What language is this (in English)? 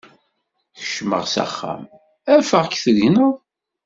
Kabyle